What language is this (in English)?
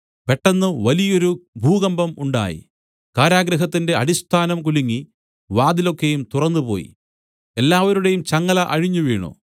Malayalam